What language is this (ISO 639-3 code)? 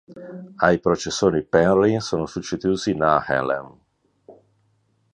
ita